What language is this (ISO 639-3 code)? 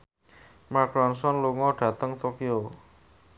jav